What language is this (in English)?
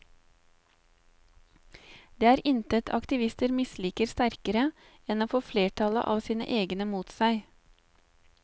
Norwegian